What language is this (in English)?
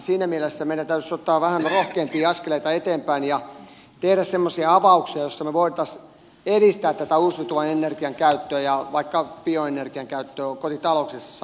Finnish